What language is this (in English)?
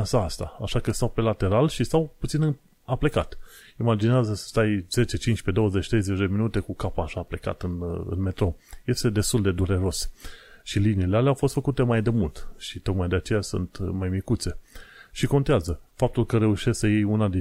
Romanian